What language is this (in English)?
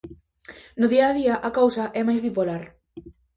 Galician